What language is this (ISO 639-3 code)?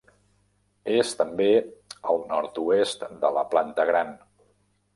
cat